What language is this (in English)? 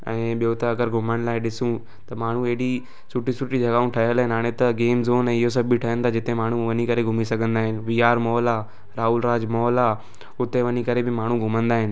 Sindhi